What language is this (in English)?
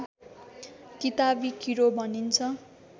Nepali